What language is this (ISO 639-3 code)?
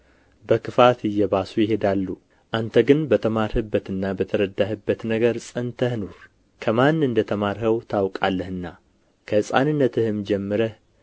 amh